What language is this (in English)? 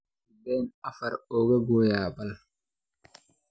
Somali